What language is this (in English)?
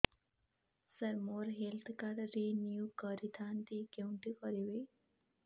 Odia